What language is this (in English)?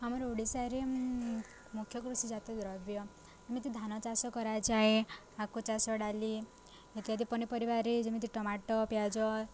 Odia